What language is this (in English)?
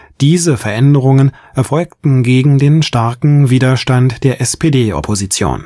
German